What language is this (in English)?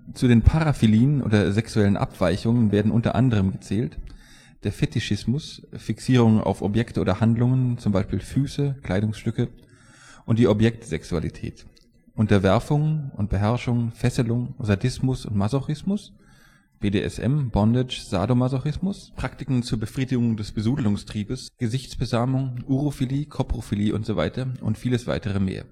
German